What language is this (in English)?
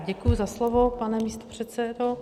Czech